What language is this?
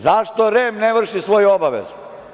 Serbian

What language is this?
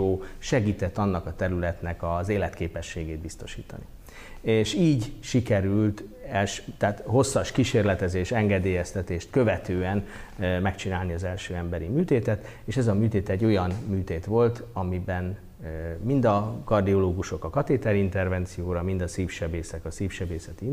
Hungarian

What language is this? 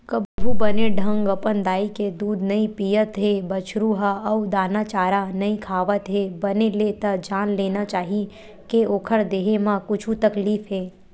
Chhattisgarhi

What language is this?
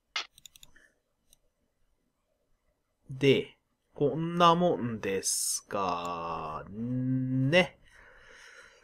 Japanese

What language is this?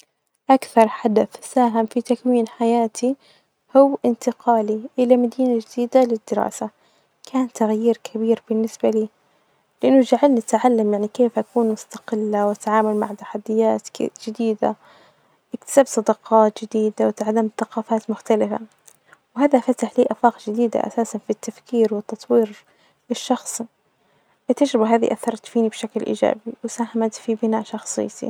Najdi Arabic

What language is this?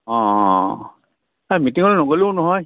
Assamese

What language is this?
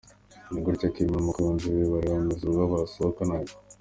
Kinyarwanda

